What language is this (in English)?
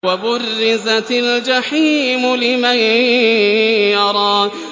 Arabic